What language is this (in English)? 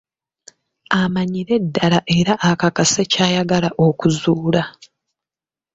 Ganda